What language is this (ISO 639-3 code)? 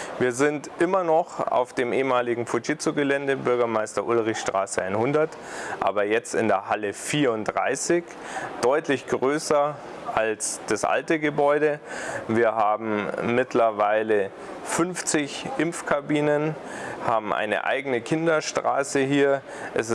deu